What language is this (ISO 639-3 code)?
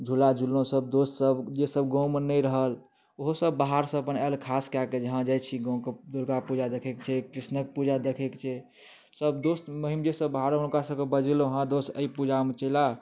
mai